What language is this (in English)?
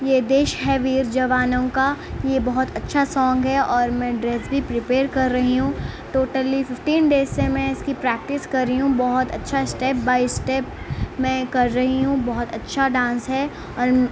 Urdu